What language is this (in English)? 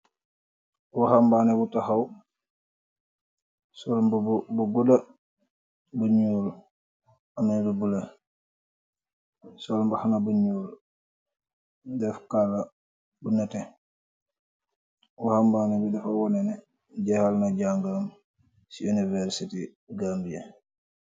Wolof